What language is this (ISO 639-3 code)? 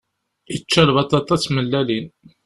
kab